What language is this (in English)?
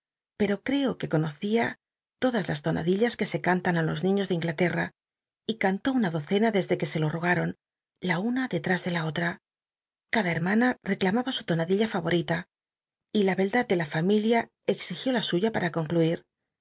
Spanish